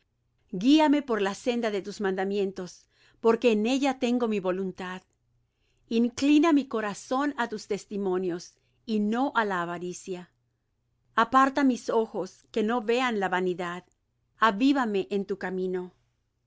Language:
Spanish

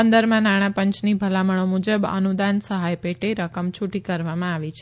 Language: Gujarati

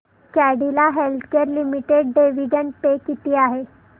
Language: Marathi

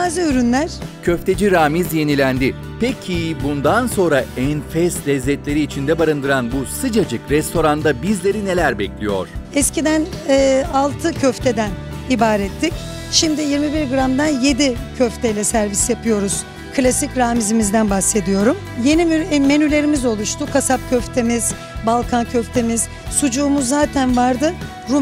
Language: Turkish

